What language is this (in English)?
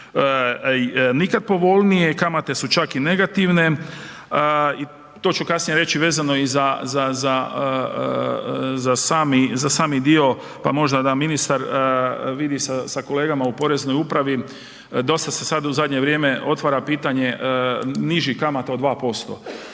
Croatian